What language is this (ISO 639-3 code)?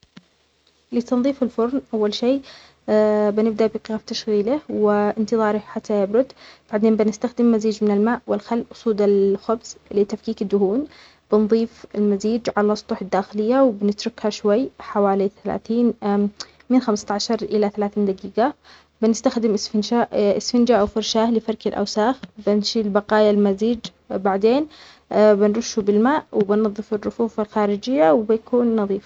acx